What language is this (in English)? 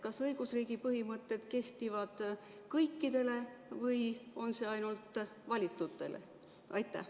Estonian